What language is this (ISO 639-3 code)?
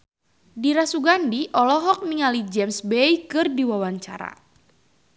sun